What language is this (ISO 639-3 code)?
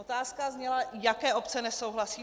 ces